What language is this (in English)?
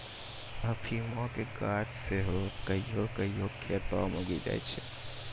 Maithili